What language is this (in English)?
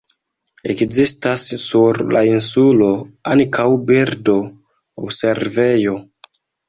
Esperanto